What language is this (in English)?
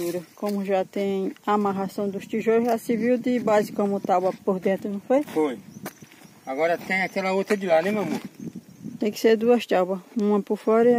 Portuguese